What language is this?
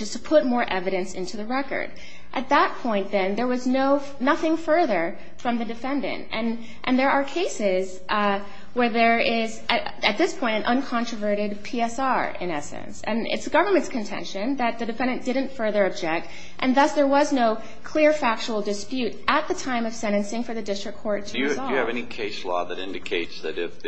English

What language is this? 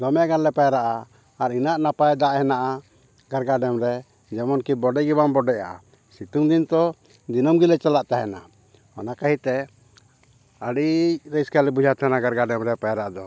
Santali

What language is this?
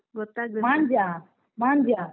Kannada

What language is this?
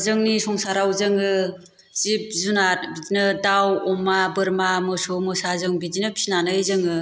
Bodo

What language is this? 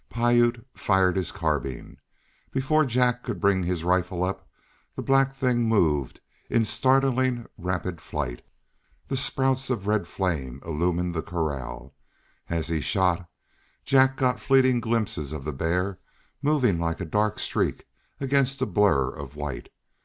English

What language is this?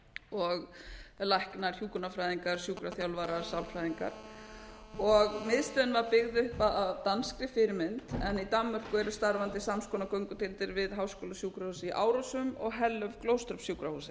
Icelandic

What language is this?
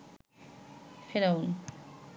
Bangla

